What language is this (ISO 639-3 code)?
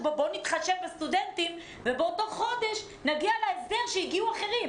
heb